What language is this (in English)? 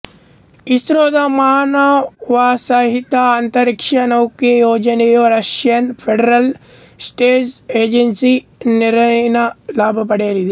Kannada